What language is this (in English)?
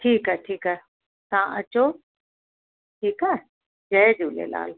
Sindhi